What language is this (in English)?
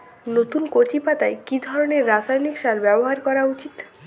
Bangla